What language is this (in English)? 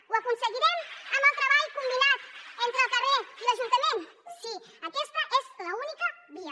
Catalan